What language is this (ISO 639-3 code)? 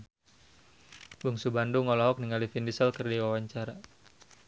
sun